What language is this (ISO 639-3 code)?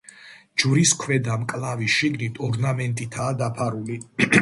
kat